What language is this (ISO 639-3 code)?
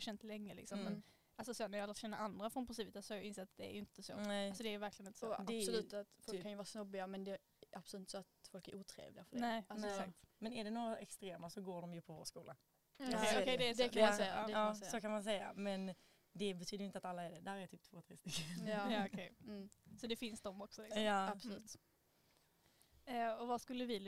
swe